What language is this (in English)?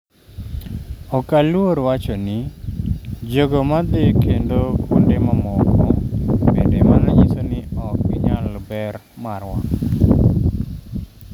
Luo (Kenya and Tanzania)